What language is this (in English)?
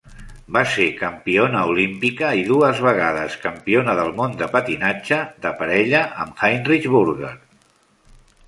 Catalan